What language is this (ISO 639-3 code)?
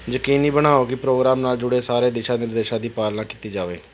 pan